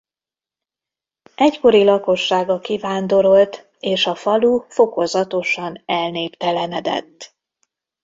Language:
Hungarian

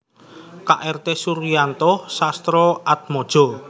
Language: Javanese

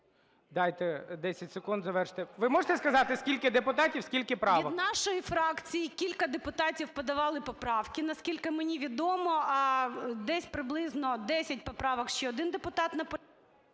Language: Ukrainian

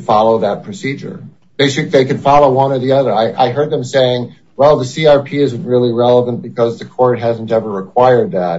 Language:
English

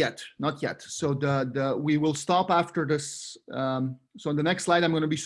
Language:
English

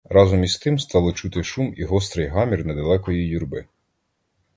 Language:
Ukrainian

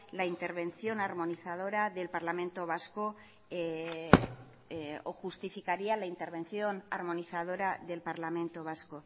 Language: Spanish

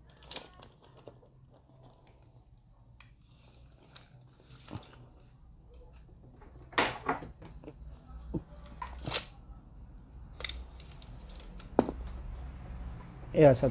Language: Indonesian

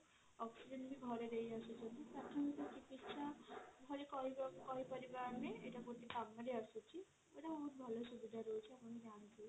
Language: Odia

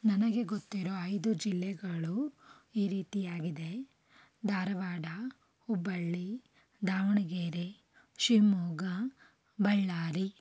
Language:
Kannada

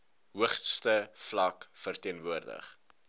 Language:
Afrikaans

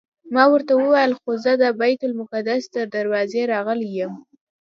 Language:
Pashto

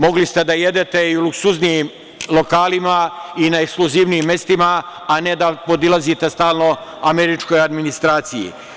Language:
Serbian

